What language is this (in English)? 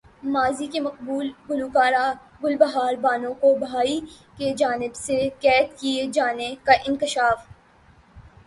Urdu